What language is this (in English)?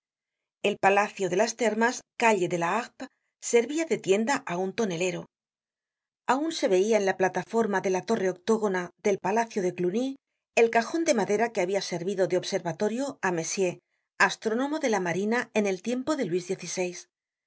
Spanish